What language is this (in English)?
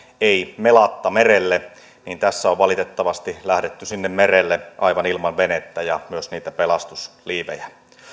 Finnish